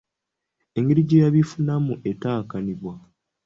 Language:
Ganda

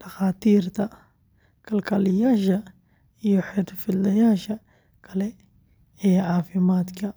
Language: Somali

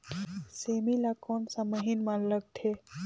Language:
Chhattisgarhi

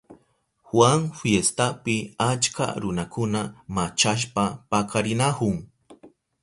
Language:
Southern Pastaza Quechua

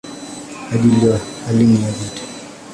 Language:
Swahili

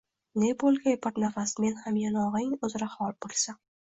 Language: Uzbek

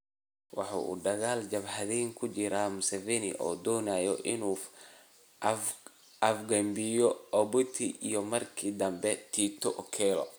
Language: Somali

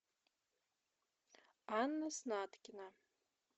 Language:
Russian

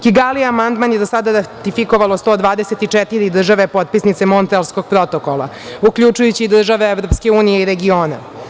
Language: Serbian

